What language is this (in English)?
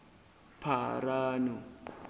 Zulu